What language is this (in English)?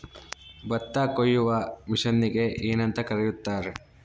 Kannada